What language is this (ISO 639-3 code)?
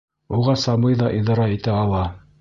bak